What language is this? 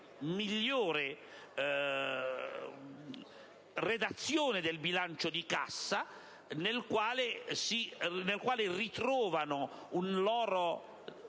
Italian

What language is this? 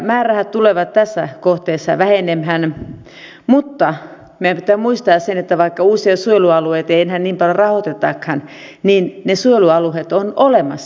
Finnish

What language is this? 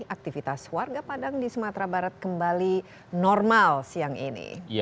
Indonesian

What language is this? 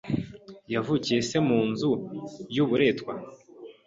Kinyarwanda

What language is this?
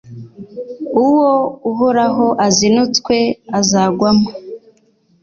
Kinyarwanda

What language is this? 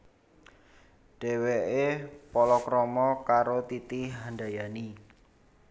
Javanese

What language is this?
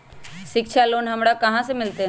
Magahi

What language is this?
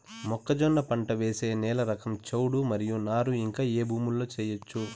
Telugu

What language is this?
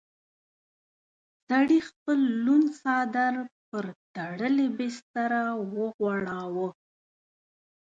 Pashto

